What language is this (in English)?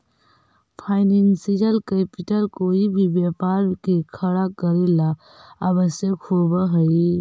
Magahi